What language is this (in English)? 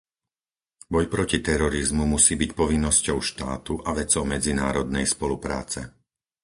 Slovak